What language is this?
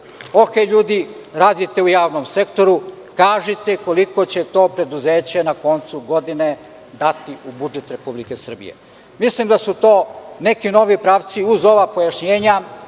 Serbian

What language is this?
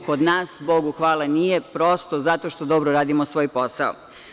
Serbian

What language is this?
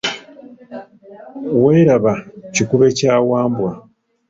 Ganda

